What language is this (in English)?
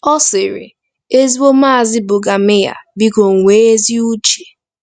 Igbo